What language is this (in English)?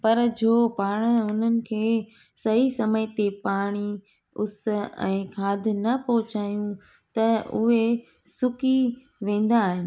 Sindhi